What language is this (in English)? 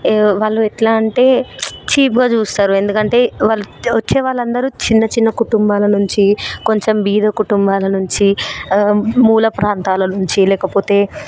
Telugu